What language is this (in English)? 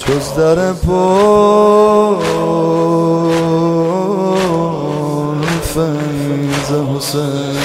Persian